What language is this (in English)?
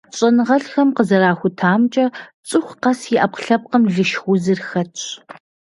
Kabardian